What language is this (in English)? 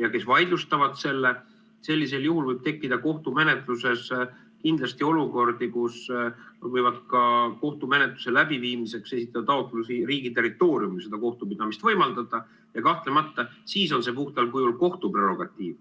Estonian